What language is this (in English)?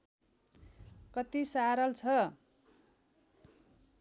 Nepali